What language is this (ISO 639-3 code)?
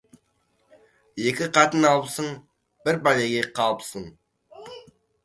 kaz